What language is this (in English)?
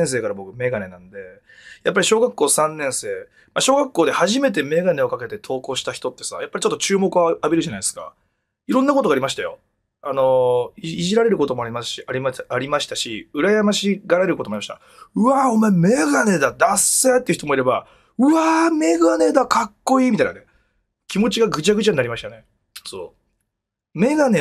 Japanese